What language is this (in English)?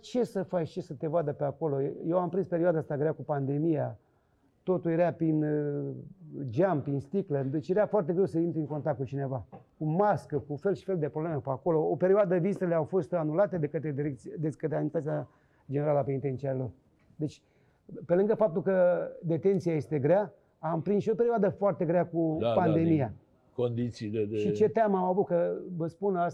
Romanian